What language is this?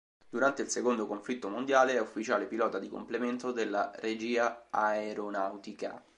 Italian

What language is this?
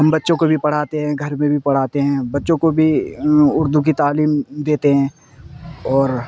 Urdu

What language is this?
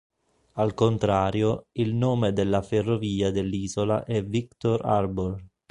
Italian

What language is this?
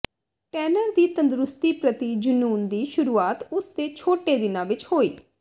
Punjabi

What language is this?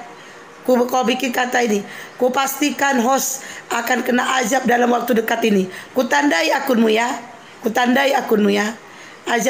Indonesian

